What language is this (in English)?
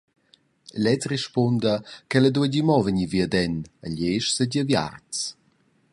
Romansh